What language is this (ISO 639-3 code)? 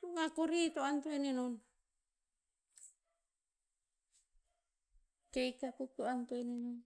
tpz